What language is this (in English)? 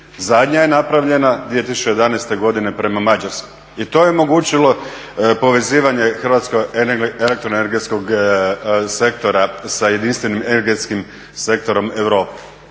Croatian